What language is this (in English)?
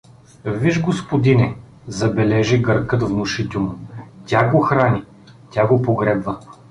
Bulgarian